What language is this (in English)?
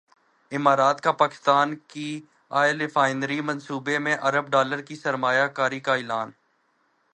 Urdu